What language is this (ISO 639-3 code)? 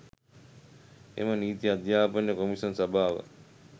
sin